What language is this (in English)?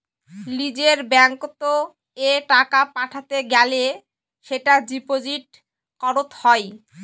Bangla